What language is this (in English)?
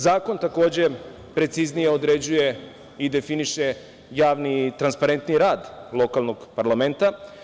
Serbian